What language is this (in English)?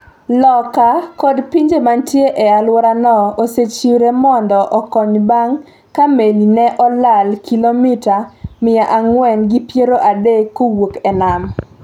Luo (Kenya and Tanzania)